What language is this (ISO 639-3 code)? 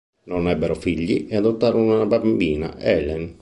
ita